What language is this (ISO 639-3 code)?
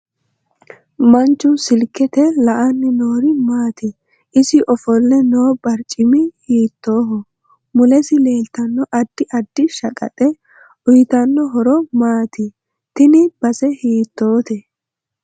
sid